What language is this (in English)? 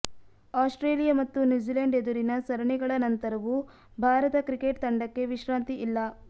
Kannada